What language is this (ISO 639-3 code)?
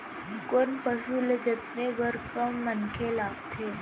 hne